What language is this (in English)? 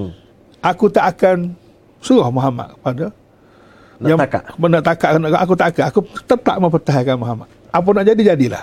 Malay